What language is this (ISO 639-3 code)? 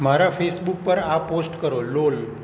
guj